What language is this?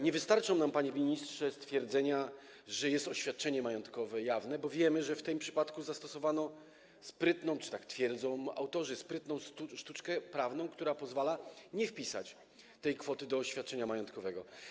Polish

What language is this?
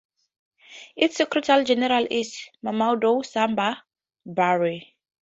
English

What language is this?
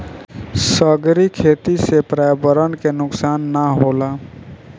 Bhojpuri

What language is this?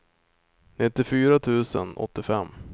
Swedish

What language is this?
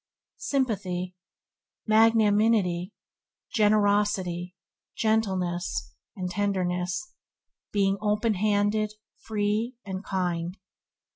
English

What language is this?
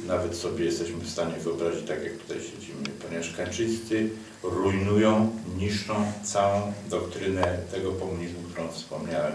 Polish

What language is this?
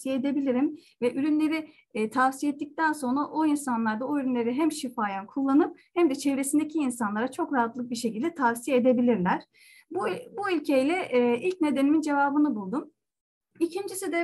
Turkish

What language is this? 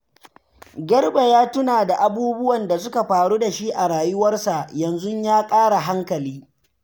Hausa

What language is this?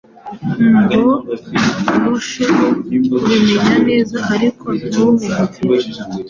Kinyarwanda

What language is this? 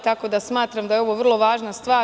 Serbian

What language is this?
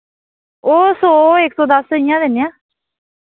Dogri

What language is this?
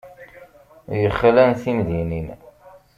Kabyle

